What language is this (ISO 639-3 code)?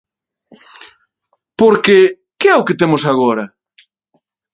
glg